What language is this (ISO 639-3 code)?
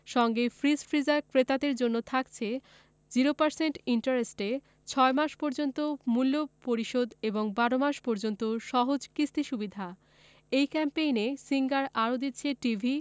ben